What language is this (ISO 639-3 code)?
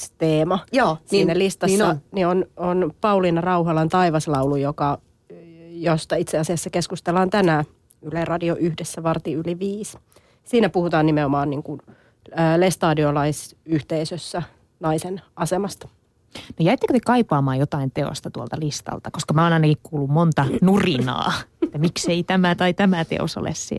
fin